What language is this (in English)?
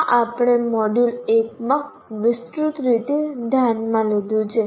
Gujarati